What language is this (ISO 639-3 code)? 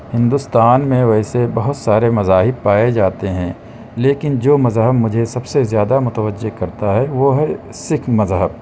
urd